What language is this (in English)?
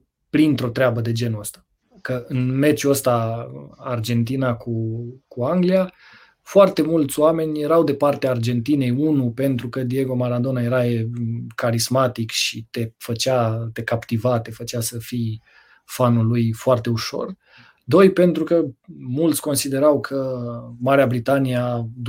Romanian